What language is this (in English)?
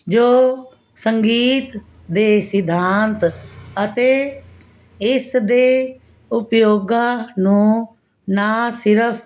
Punjabi